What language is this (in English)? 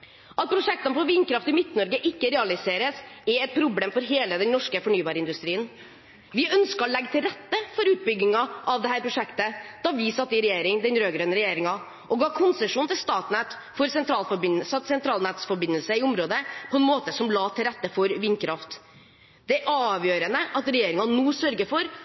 Norwegian Bokmål